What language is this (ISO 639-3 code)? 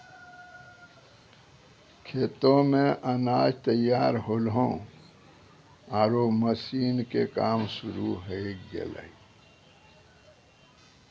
mai